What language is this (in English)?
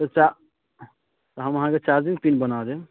Maithili